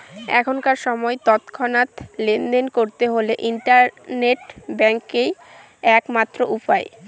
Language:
Bangla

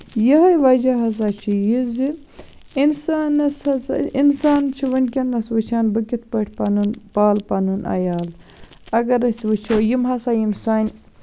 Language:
Kashmiri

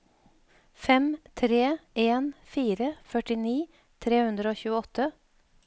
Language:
Norwegian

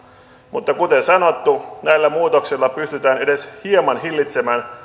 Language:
Finnish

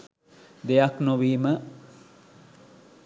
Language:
Sinhala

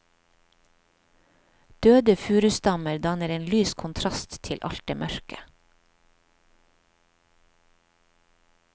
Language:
Norwegian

